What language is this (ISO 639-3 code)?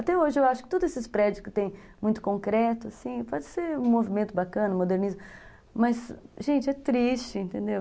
por